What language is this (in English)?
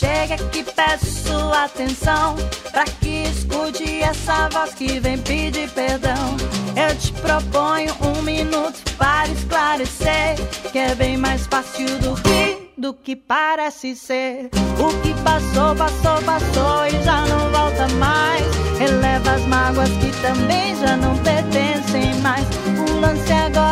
Portuguese